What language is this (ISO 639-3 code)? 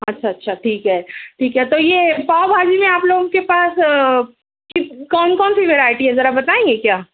urd